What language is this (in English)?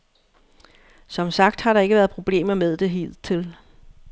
Danish